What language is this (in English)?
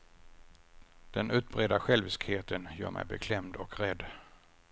Swedish